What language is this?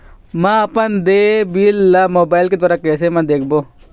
Chhattisgarhi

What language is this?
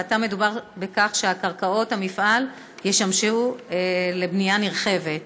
Hebrew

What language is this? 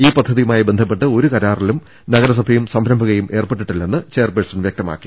Malayalam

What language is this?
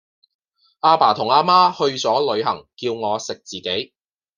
Cantonese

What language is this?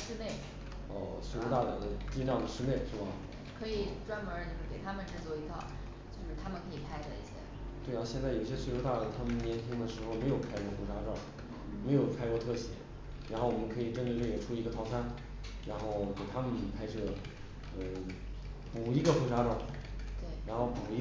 Chinese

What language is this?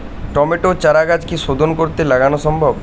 Bangla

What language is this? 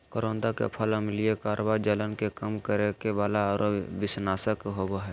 Magahi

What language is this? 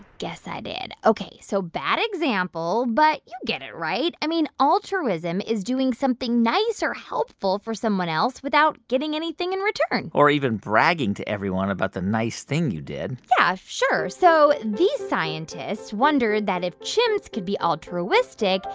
English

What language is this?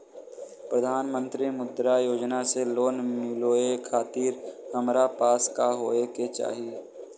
Bhojpuri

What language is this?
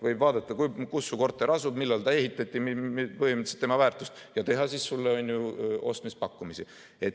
Estonian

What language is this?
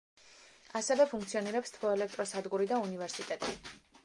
Georgian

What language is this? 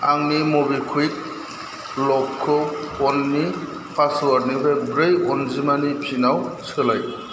Bodo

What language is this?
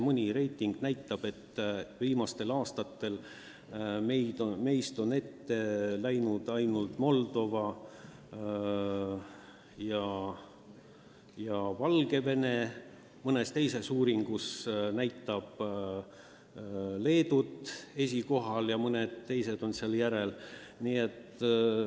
Estonian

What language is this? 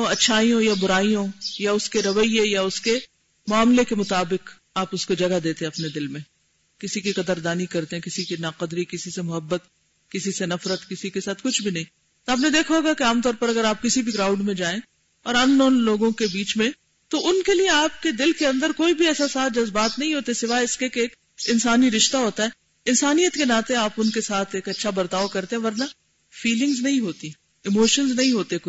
Urdu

